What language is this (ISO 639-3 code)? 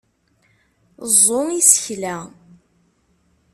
kab